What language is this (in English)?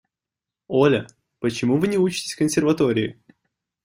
Russian